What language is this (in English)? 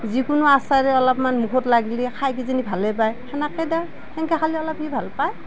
Assamese